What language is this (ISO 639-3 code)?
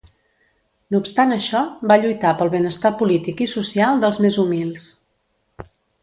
cat